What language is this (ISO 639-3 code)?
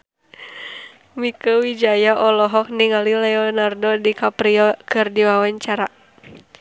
sun